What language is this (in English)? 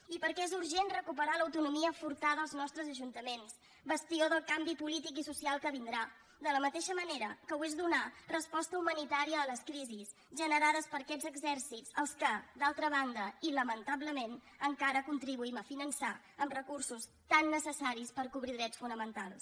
Catalan